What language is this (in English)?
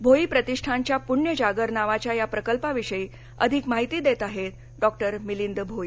Marathi